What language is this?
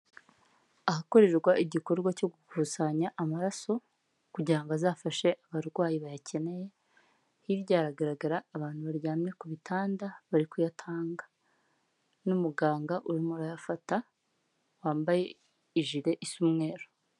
Kinyarwanda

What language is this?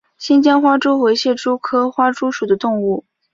Chinese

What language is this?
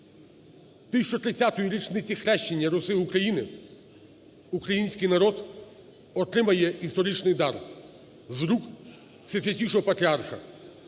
Ukrainian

